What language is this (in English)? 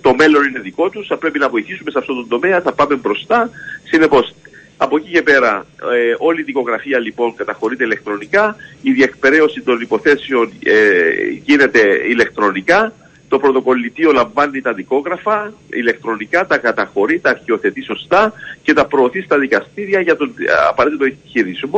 Greek